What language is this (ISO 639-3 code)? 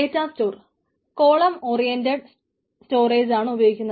mal